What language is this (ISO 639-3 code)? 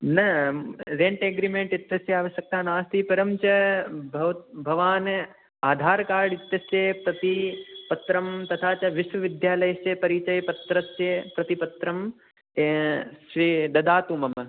san